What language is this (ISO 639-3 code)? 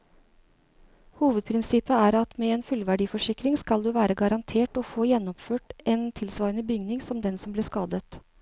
nor